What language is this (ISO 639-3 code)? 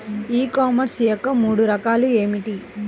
tel